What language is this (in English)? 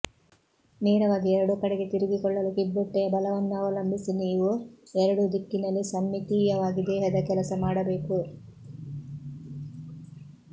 Kannada